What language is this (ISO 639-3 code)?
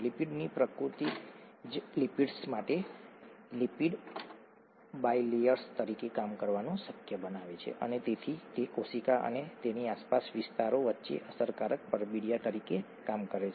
guj